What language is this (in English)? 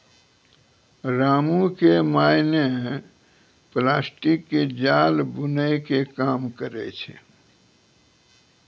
Maithili